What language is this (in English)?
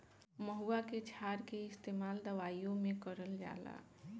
Bhojpuri